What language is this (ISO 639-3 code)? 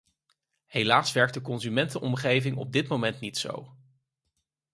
nld